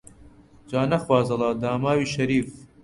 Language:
Central Kurdish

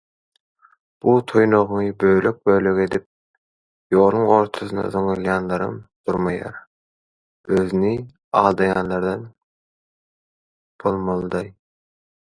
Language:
Turkmen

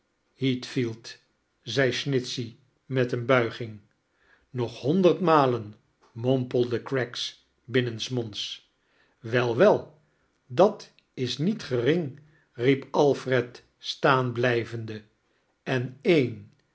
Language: Dutch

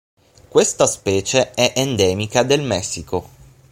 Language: Italian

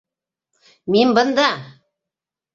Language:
Bashkir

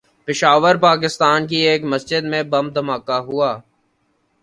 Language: Urdu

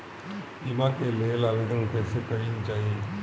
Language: Bhojpuri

